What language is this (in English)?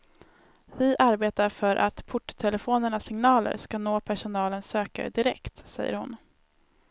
Swedish